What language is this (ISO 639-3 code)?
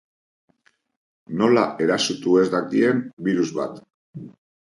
eus